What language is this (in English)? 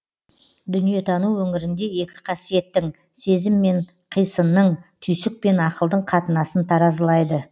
Kazakh